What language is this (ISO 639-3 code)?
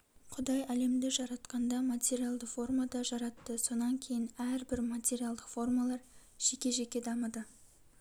kaz